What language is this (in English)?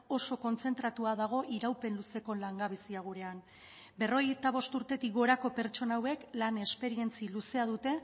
Basque